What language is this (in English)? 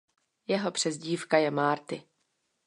Czech